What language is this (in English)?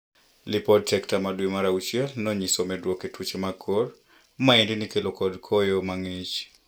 Luo (Kenya and Tanzania)